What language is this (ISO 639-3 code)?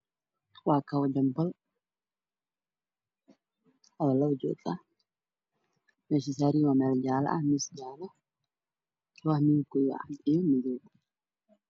som